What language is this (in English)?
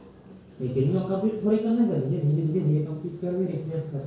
Chhattisgarhi